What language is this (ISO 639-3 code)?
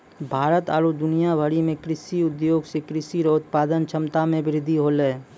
mai